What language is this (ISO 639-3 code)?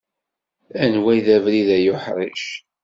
kab